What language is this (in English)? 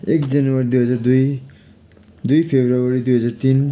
Nepali